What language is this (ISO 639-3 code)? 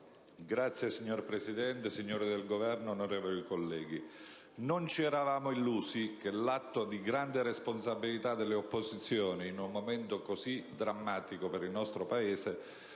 ita